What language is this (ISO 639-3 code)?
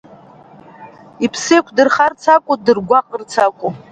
abk